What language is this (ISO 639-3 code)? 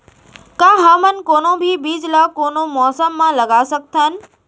hne